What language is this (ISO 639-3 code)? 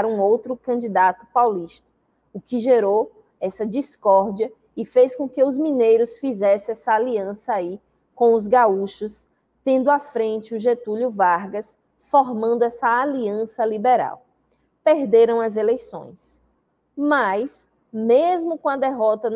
por